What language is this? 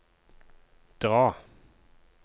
Norwegian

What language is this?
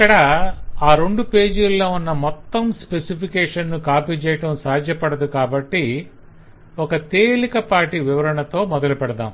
Telugu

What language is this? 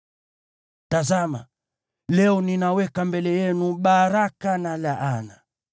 Swahili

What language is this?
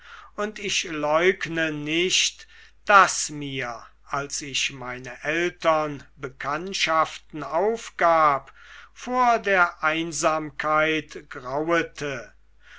German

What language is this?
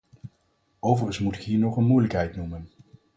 Dutch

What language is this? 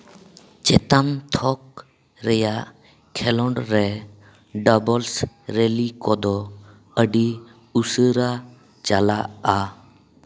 Santali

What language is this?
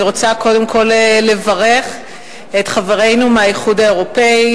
Hebrew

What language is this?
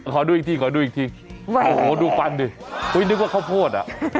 Thai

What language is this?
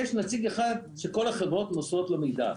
Hebrew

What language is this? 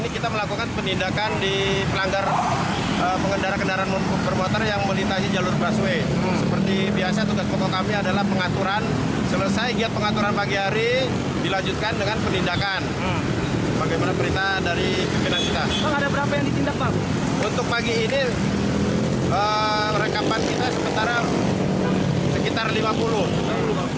Indonesian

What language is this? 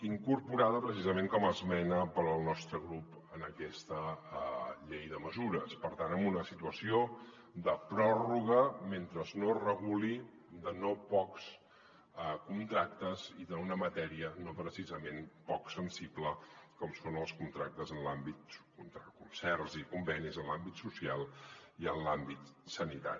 Catalan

